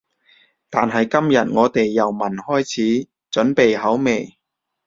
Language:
Cantonese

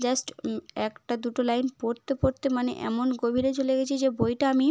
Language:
Bangla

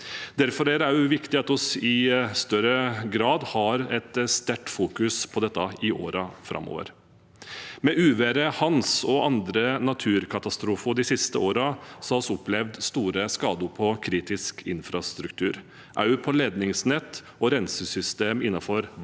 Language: Norwegian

